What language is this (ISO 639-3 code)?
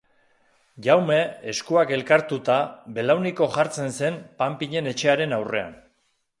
eus